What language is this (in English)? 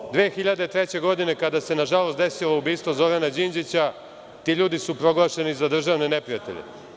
Serbian